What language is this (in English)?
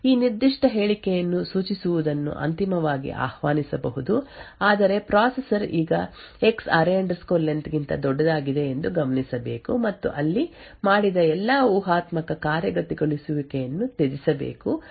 Kannada